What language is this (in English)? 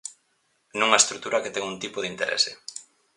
Galician